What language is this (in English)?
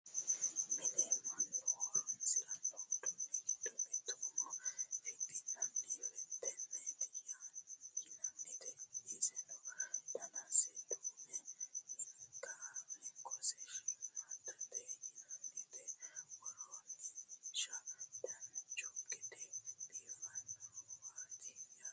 Sidamo